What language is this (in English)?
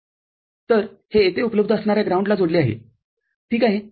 Marathi